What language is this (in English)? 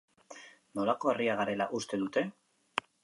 Basque